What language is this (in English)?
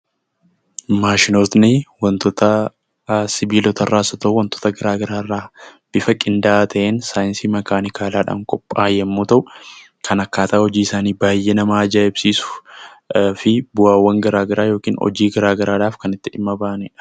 Oromo